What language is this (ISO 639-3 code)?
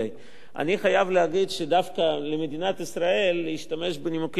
heb